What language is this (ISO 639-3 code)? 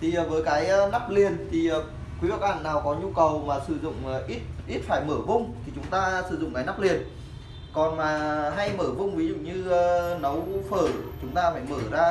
vie